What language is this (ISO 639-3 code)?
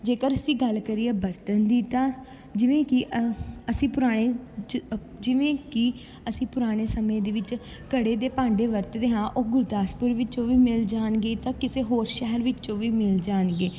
pan